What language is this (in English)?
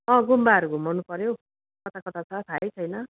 Nepali